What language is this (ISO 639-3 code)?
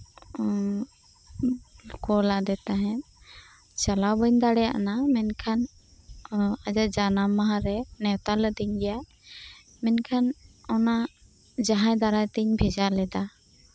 sat